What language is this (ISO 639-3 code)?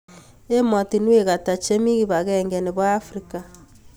kln